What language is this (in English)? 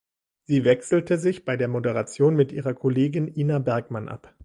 German